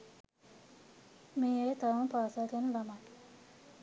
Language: Sinhala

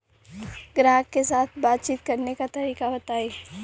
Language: Bhojpuri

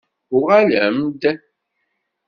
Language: Kabyle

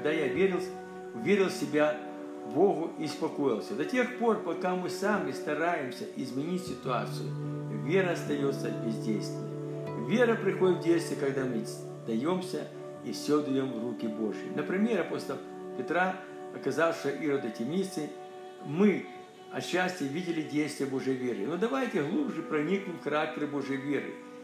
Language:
Russian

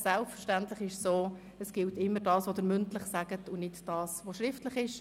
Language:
Swiss German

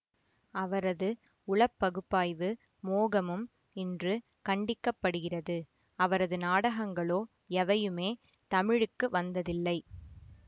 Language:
Tamil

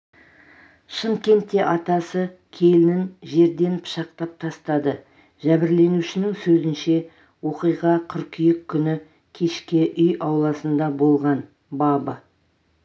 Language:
Kazakh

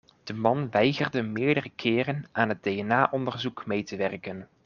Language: Dutch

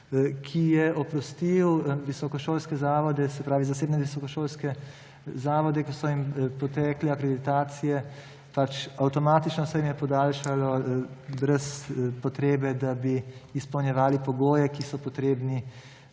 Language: Slovenian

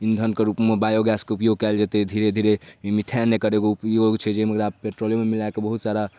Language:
Maithili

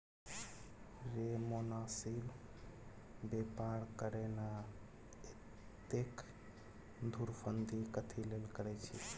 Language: Maithili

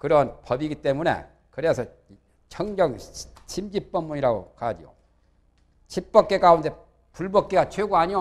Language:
Korean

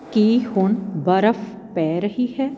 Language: Punjabi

